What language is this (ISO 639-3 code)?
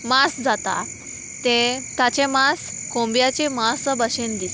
kok